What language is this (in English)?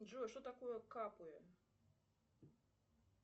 Russian